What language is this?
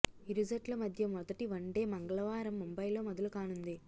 Telugu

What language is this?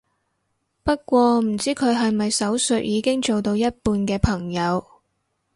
Cantonese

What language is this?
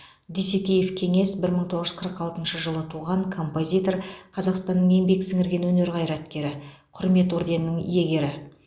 Kazakh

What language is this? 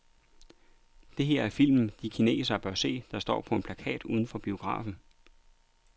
Danish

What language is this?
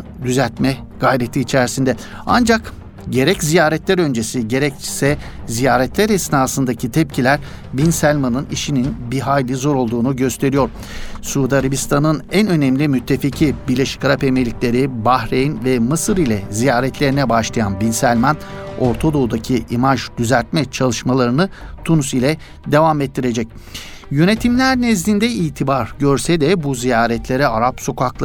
Turkish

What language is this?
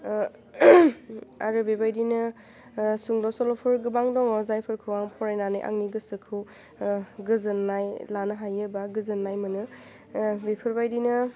Bodo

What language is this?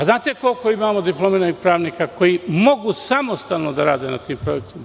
Serbian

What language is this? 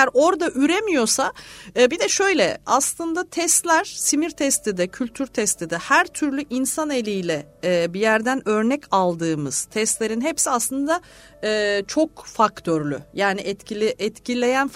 Turkish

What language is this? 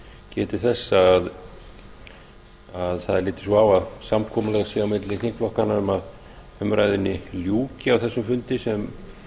Icelandic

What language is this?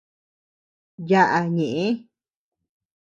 Tepeuxila Cuicatec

